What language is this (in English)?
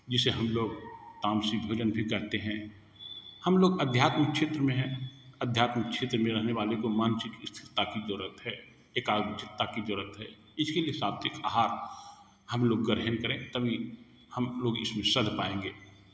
Hindi